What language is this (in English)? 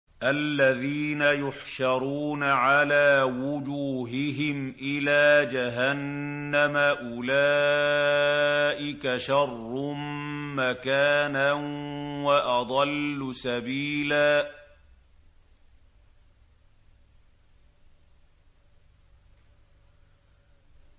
Arabic